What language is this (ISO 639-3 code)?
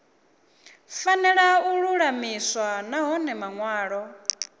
ven